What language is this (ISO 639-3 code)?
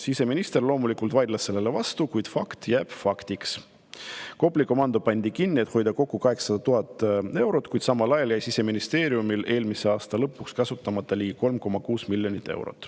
est